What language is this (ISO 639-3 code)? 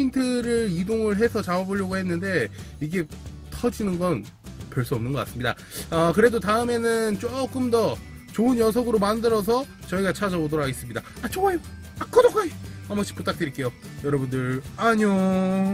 kor